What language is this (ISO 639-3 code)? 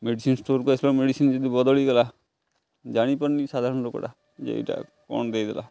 ori